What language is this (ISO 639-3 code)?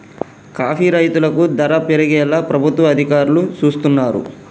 tel